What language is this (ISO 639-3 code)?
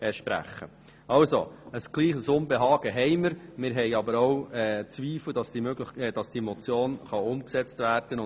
gsw